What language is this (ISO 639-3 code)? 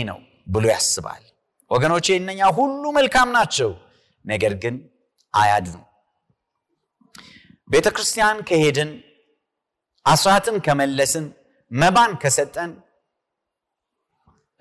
amh